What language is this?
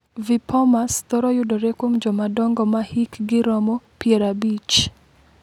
Luo (Kenya and Tanzania)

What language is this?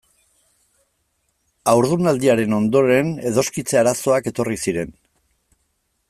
Basque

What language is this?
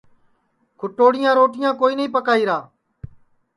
Sansi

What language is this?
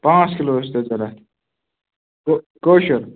Kashmiri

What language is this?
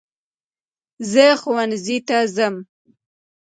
Pashto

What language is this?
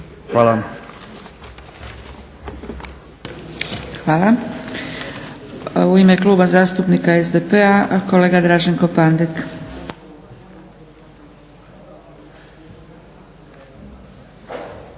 Croatian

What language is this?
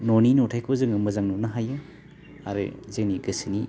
Bodo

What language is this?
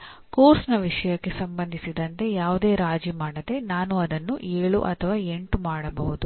Kannada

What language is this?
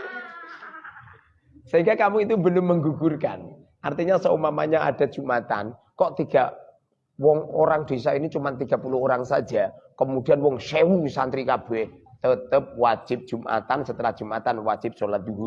Indonesian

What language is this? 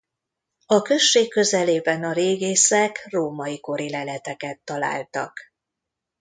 Hungarian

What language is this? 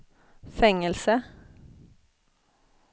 Swedish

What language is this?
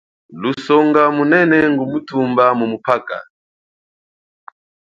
Chokwe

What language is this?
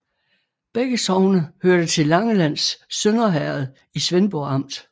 Danish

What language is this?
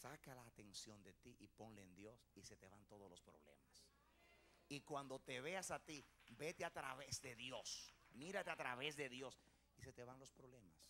Spanish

